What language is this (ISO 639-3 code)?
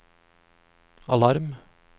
nor